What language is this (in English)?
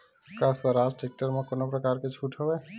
Chhattisgarhi